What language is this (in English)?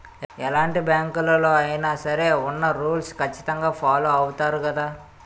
Telugu